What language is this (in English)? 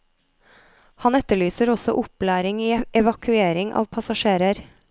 Norwegian